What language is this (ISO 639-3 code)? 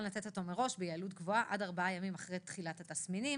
heb